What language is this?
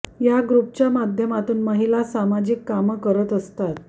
Marathi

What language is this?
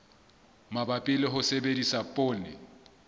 Southern Sotho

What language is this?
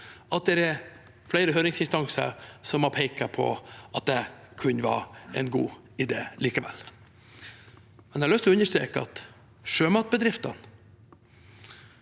Norwegian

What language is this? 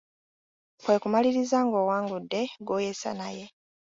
Ganda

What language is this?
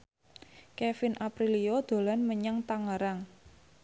Javanese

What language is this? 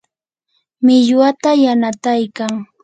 Yanahuanca Pasco Quechua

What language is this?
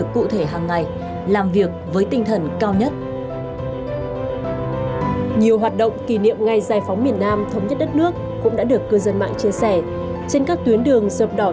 Vietnamese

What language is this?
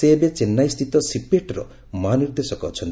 Odia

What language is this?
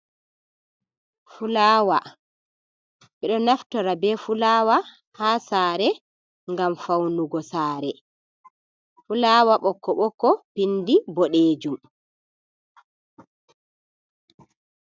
Fula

